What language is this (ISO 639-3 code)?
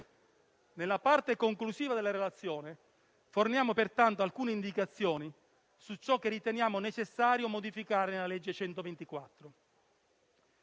ita